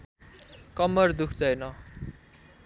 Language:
Nepali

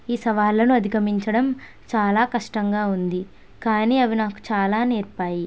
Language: Telugu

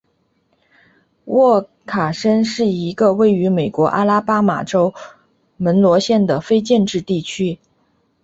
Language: Chinese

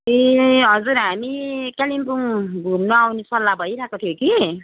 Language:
Nepali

